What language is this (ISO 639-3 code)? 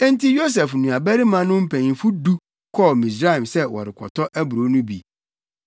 aka